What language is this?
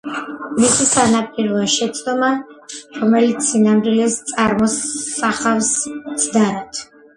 Georgian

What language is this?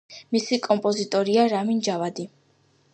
Georgian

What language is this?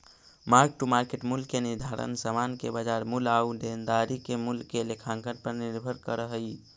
Magahi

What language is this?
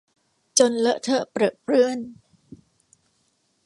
Thai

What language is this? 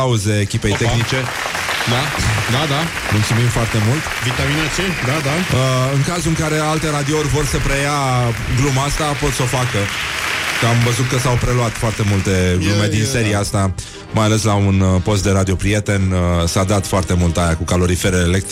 Romanian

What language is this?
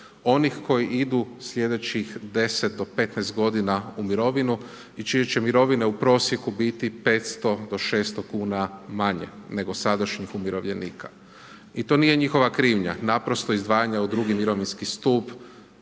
Croatian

